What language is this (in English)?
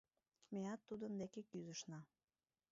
Mari